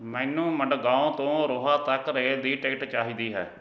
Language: Punjabi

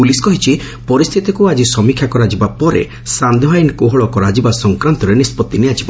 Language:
Odia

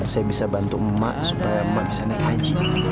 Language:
Indonesian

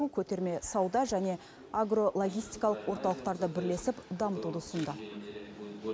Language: Kazakh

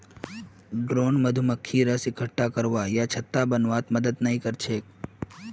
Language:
Magahi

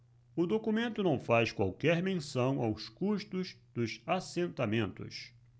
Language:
Portuguese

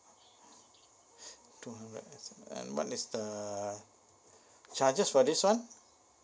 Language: English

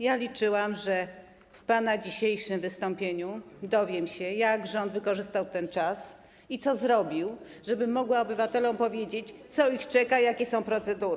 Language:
Polish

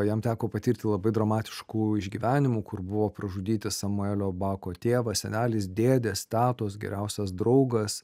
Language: Lithuanian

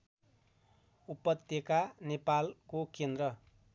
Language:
Nepali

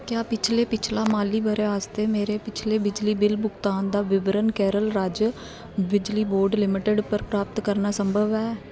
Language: Dogri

